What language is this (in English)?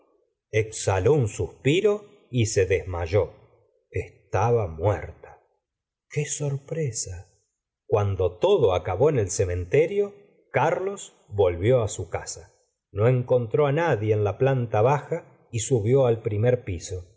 Spanish